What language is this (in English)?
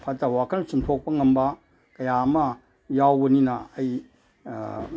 Manipuri